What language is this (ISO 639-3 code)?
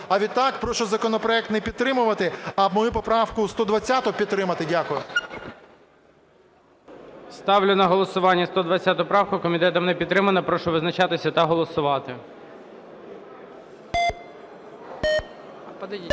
ukr